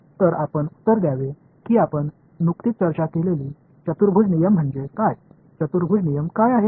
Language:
Marathi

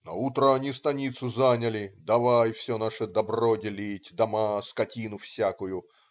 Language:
Russian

